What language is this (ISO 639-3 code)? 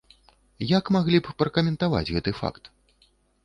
bel